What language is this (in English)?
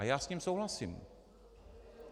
Czech